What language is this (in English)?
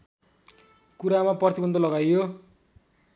Nepali